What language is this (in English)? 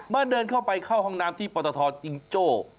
Thai